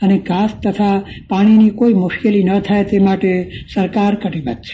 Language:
Gujarati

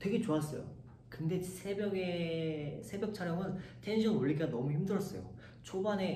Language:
Korean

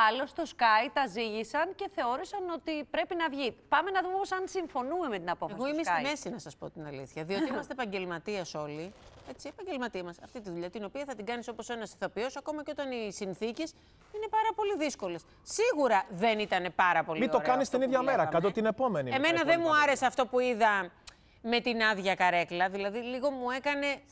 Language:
Greek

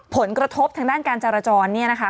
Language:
Thai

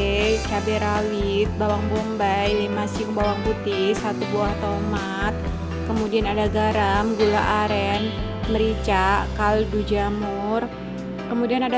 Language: Indonesian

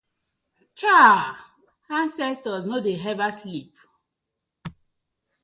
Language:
Nigerian Pidgin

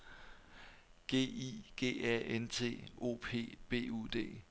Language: Danish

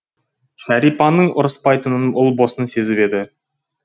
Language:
Kazakh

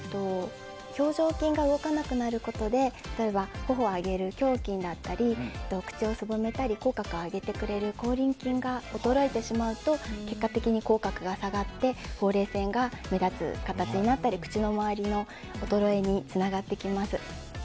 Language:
Japanese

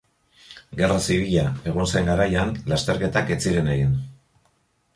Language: Basque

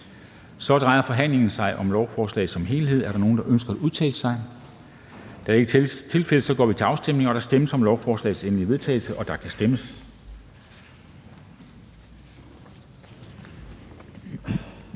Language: Danish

